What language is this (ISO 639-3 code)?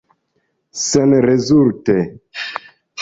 epo